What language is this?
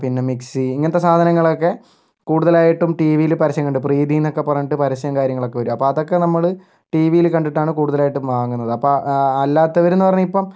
Malayalam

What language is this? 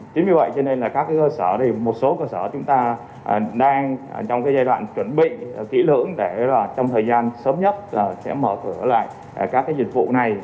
Vietnamese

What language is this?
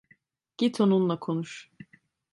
Turkish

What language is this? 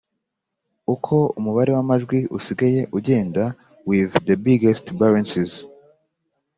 Kinyarwanda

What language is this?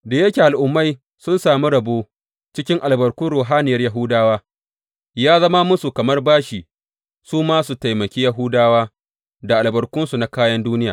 Hausa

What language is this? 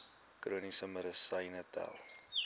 Afrikaans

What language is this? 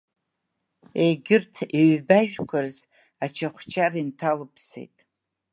Abkhazian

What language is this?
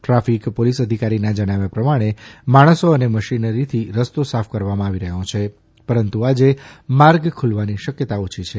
Gujarati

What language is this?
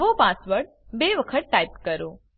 Gujarati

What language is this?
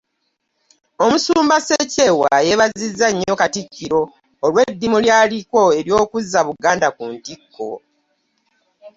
Ganda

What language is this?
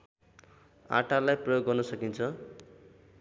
Nepali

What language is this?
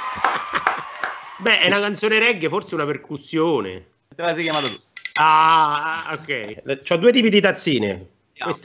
Italian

